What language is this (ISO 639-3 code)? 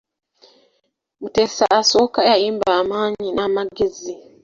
lug